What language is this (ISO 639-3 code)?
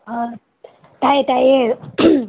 mni